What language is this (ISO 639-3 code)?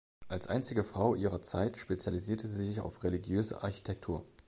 deu